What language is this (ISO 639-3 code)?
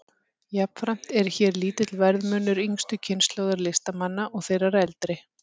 isl